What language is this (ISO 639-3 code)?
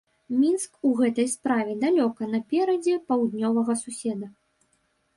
bel